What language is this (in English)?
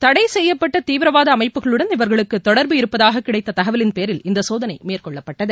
Tamil